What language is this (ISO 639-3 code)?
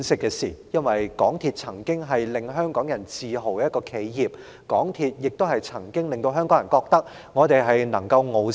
yue